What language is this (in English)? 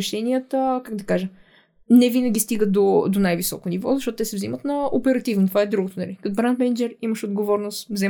Bulgarian